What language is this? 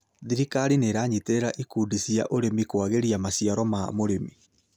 Kikuyu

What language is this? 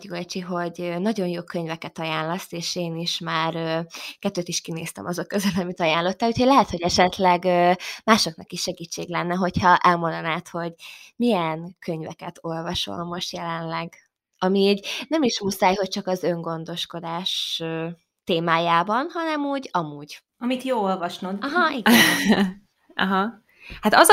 Hungarian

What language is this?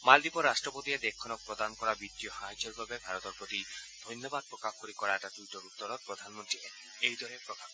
Assamese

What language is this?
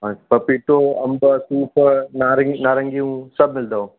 Sindhi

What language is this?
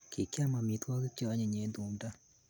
Kalenjin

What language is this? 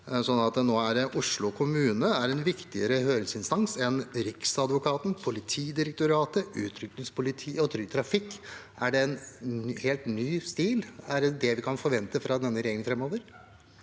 Norwegian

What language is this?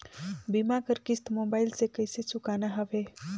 Chhattisgarhi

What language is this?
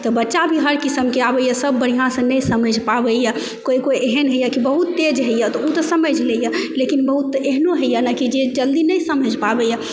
Maithili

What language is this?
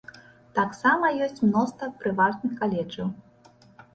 Belarusian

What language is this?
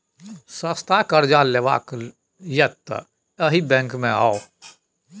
Maithili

